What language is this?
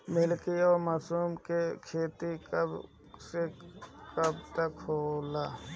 Bhojpuri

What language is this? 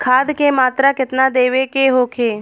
Bhojpuri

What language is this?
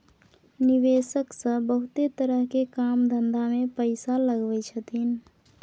Maithili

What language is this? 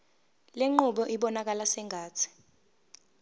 Zulu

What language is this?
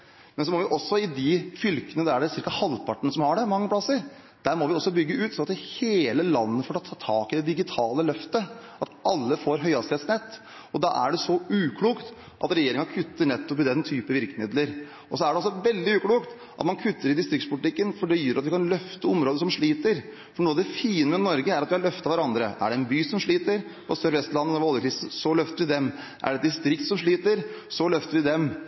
Norwegian Bokmål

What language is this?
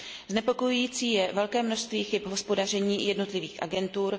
Czech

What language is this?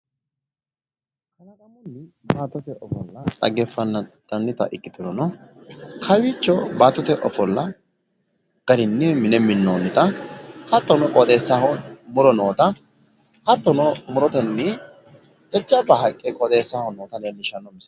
Sidamo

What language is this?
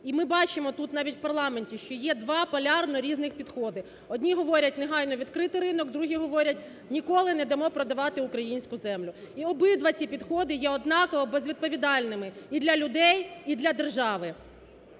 Ukrainian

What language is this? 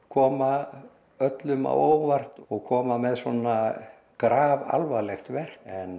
Icelandic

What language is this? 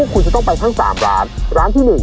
Thai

